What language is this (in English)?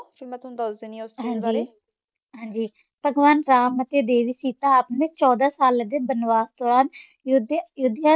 Punjabi